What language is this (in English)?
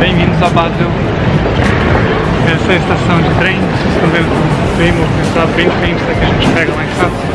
Portuguese